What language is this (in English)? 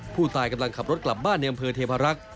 Thai